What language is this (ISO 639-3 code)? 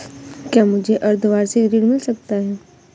hin